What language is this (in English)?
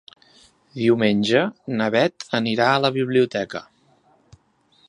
Catalan